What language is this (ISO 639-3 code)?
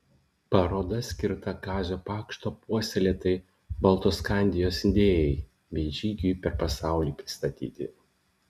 lit